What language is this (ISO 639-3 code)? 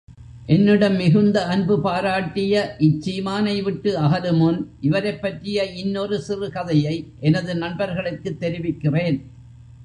tam